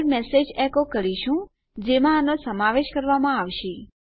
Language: Gujarati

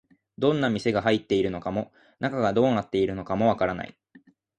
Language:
Japanese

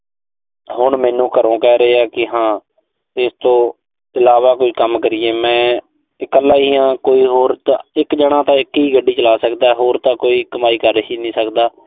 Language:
Punjabi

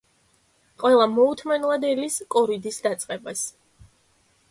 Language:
Georgian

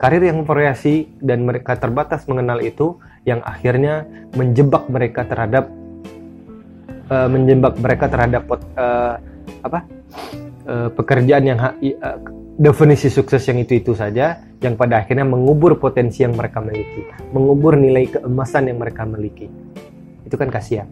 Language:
Indonesian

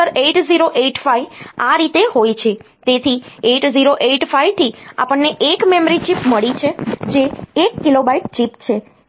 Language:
Gujarati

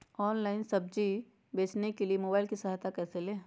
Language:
Magahi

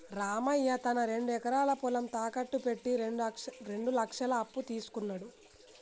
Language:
Telugu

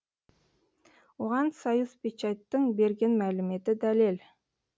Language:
Kazakh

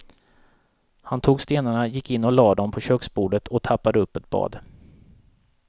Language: Swedish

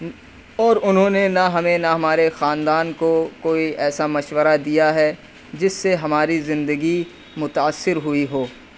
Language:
Urdu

